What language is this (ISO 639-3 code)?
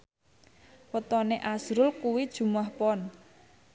jav